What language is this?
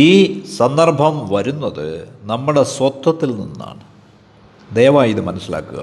Malayalam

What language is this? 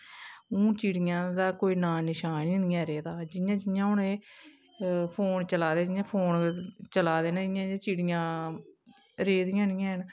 Dogri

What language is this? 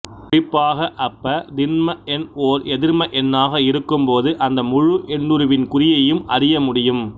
Tamil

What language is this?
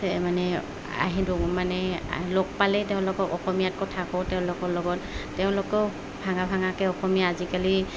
Assamese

